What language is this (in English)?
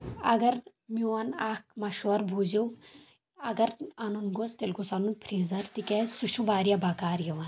Kashmiri